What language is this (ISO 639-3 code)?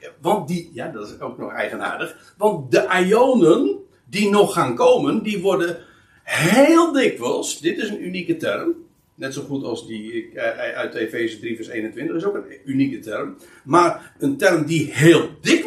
nld